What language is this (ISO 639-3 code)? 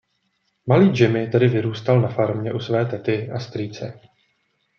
ces